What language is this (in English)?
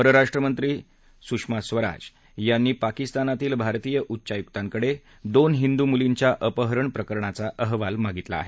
Marathi